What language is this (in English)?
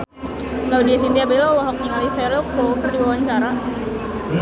Sundanese